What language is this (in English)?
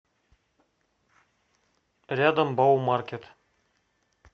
Russian